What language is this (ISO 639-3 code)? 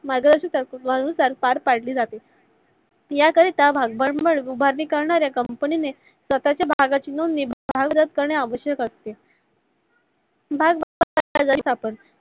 mar